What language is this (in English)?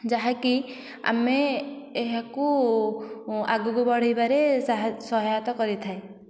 Odia